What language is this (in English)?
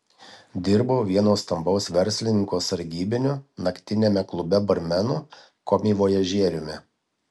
Lithuanian